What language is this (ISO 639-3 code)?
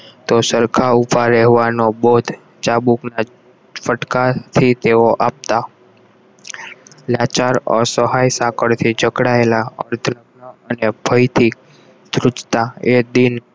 guj